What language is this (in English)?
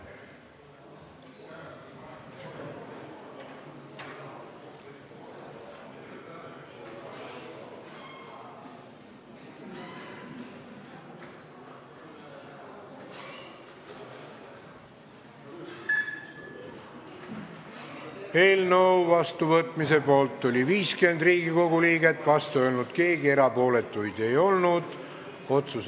Estonian